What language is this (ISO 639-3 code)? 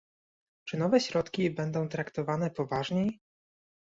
pol